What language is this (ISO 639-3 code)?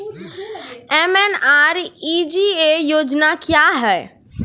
mai